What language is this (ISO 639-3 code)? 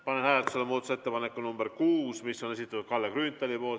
est